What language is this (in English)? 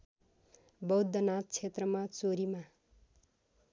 Nepali